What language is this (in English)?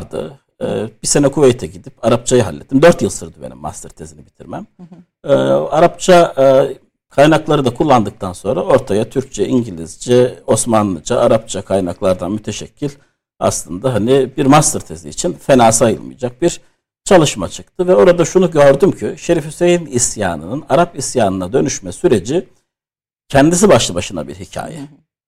Turkish